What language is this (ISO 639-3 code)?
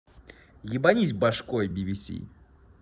rus